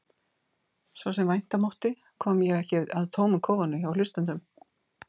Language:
Icelandic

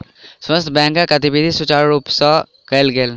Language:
Maithili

